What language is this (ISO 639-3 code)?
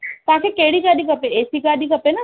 snd